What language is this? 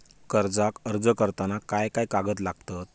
Marathi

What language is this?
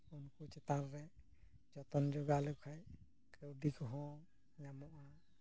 Santali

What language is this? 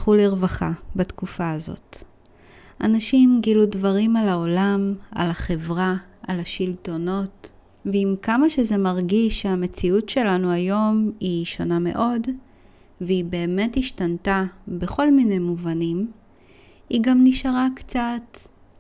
Hebrew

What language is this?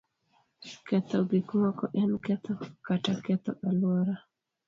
Luo (Kenya and Tanzania)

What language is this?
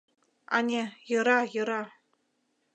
Mari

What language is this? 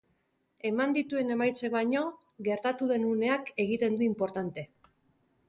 Basque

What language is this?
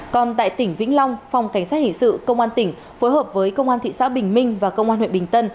Vietnamese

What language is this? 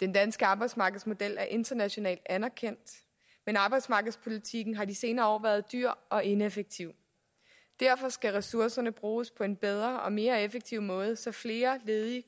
Danish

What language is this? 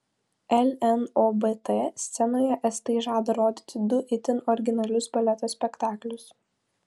Lithuanian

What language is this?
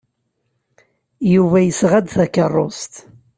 Kabyle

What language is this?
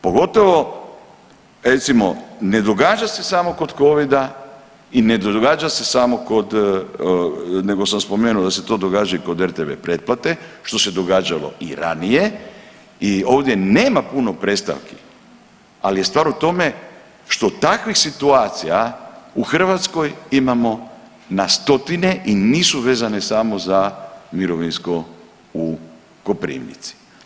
Croatian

